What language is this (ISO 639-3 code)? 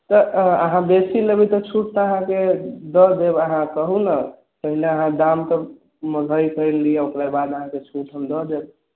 mai